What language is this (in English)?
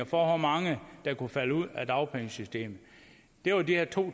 Danish